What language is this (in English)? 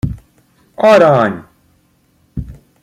Hungarian